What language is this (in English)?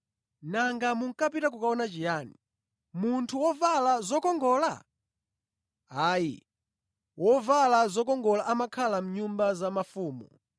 Nyanja